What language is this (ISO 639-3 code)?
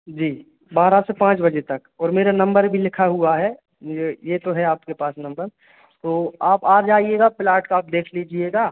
hin